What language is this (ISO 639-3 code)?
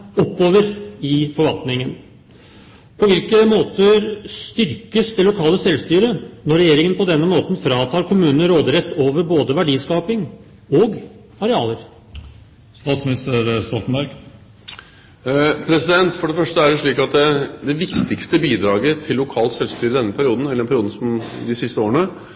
nob